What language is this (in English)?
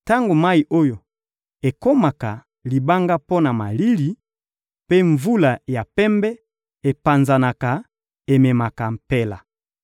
Lingala